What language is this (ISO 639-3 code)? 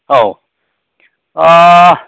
brx